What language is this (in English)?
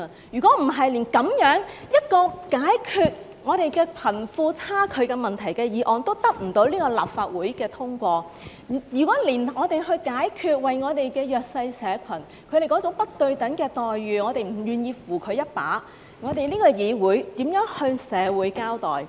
Cantonese